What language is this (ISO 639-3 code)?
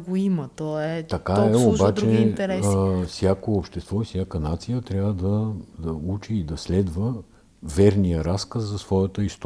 bul